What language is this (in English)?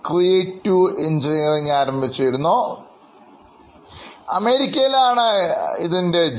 Malayalam